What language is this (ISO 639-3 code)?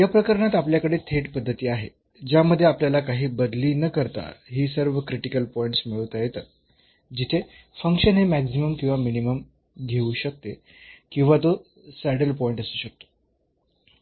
mar